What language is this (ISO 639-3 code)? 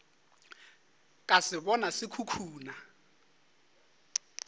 nso